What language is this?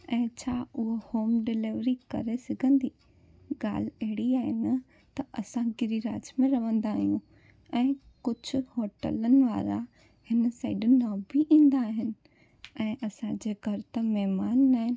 Sindhi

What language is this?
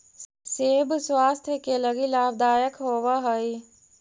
Magahi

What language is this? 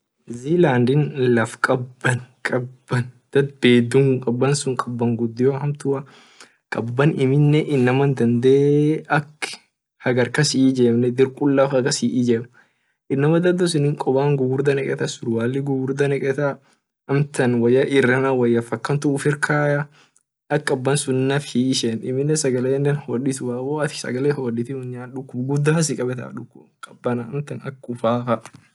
Orma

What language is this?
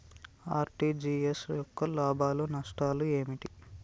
Telugu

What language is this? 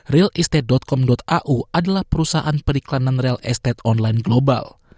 Indonesian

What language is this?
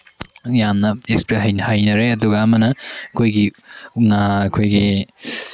Manipuri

